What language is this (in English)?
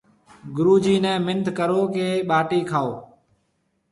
Marwari (Pakistan)